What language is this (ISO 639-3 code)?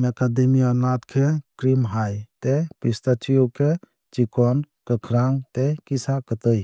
trp